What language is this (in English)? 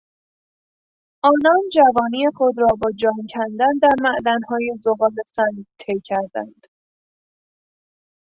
Persian